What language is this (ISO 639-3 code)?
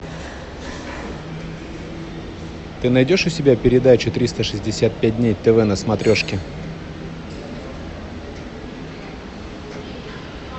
rus